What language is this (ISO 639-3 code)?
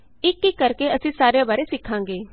pan